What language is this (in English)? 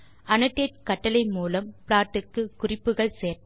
Tamil